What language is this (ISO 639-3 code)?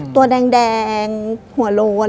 tha